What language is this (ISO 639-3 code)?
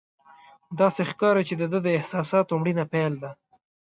pus